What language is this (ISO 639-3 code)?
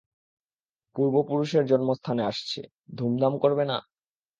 ben